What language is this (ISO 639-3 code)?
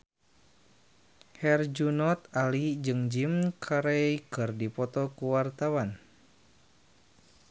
sun